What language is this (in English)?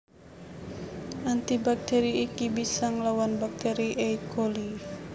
Javanese